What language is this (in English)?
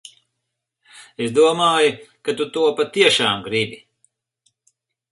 Latvian